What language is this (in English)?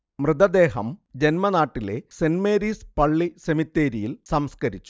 Malayalam